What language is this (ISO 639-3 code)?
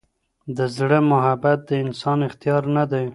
pus